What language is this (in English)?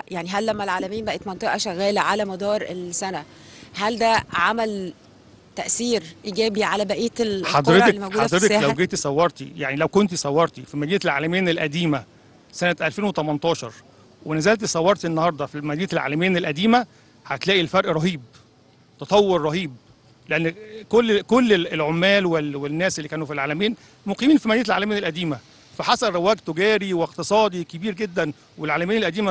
Arabic